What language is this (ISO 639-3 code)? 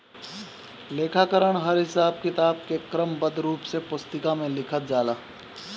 bho